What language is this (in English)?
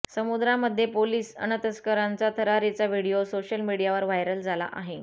Marathi